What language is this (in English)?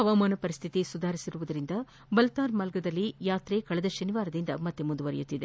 Kannada